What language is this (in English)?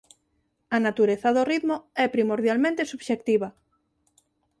Galician